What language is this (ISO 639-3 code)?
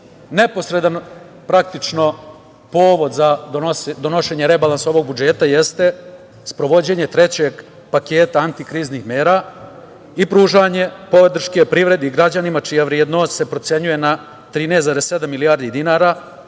srp